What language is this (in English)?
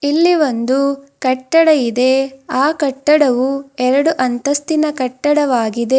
Kannada